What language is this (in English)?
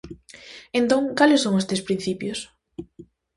Galician